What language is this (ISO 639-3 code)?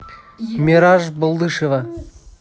rus